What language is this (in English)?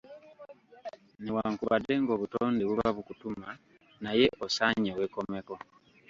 Ganda